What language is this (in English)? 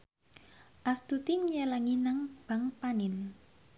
Javanese